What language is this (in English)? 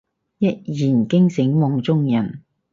Cantonese